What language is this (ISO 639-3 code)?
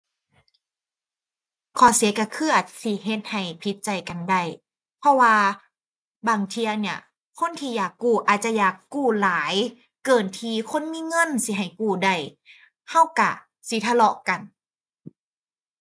tha